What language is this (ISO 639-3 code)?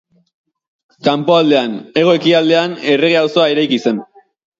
eus